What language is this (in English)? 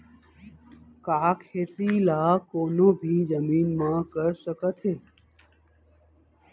Chhattisgarhi